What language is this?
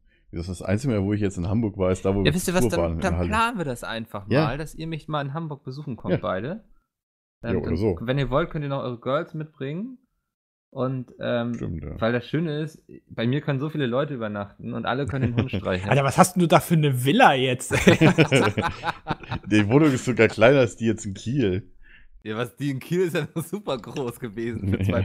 German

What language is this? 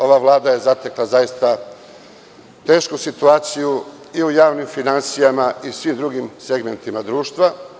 Serbian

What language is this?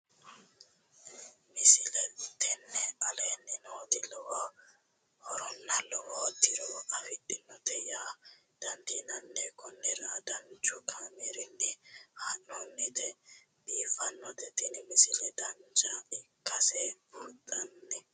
Sidamo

